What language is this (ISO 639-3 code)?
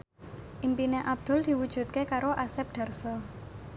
jav